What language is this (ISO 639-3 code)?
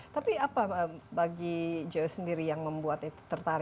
ind